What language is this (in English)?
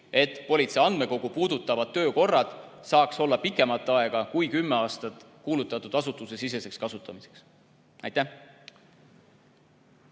Estonian